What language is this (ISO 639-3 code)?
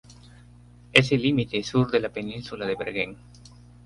spa